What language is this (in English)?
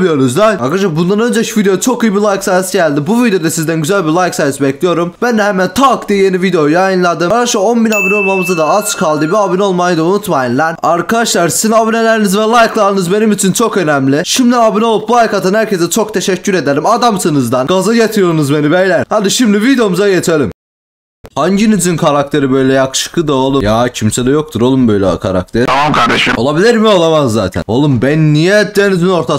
Turkish